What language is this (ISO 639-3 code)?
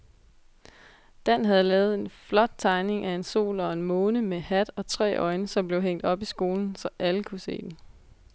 dan